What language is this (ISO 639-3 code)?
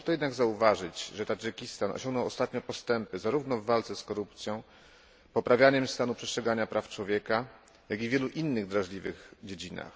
pol